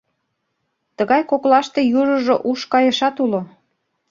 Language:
Mari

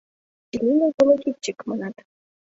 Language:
Mari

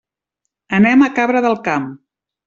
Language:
Catalan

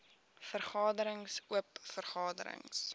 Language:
Afrikaans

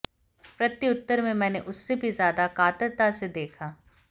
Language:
Hindi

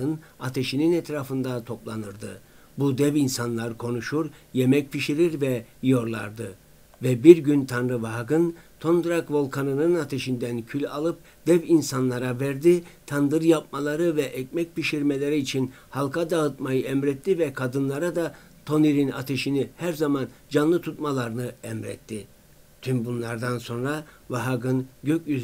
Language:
Turkish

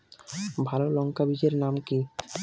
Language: Bangla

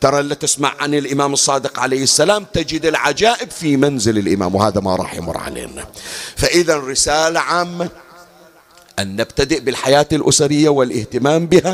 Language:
Arabic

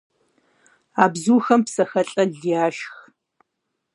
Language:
Kabardian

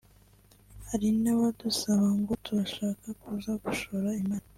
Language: Kinyarwanda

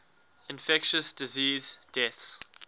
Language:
English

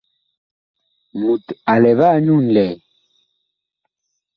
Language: Bakoko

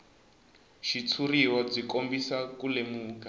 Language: Tsonga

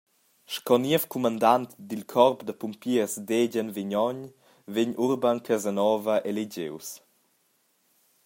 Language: Romansh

